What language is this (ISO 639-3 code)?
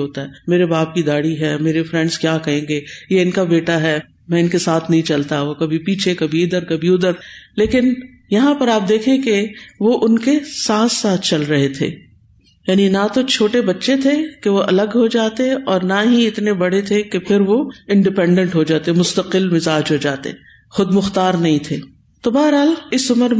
urd